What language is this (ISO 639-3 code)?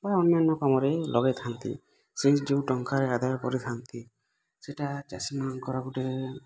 ori